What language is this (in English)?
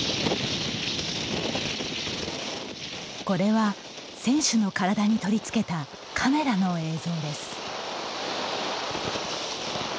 Japanese